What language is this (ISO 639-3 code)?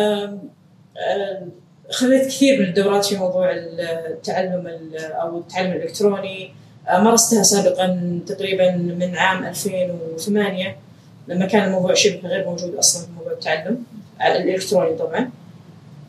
ara